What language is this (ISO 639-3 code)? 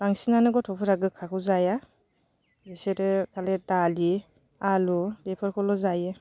brx